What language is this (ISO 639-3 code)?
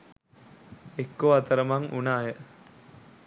sin